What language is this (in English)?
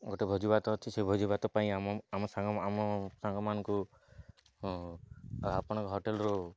Odia